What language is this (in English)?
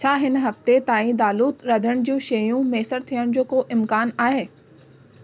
Sindhi